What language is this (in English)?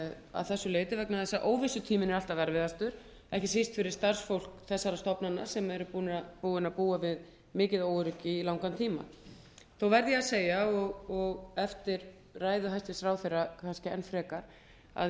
Icelandic